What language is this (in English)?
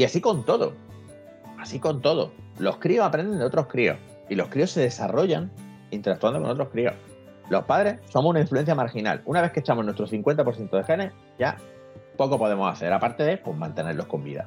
Spanish